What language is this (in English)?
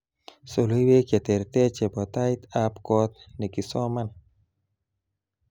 Kalenjin